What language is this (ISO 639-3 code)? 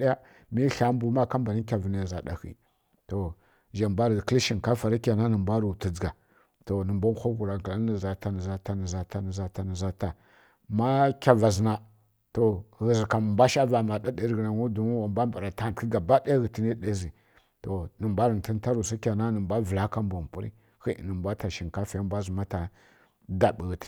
fkk